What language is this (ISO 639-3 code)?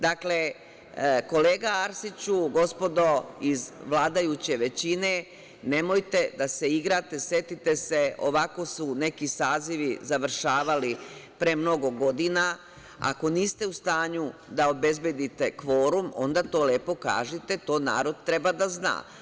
srp